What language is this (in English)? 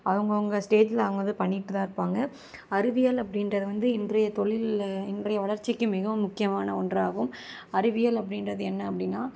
Tamil